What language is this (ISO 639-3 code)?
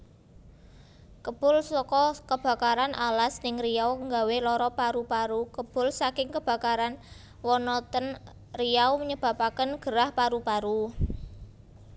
jav